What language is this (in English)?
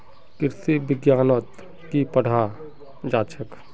Magahi